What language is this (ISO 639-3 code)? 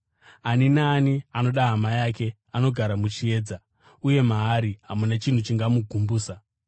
sna